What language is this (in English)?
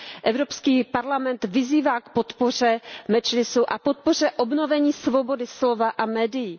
Czech